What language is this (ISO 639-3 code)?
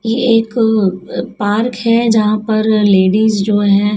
hin